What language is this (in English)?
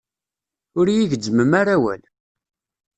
Kabyle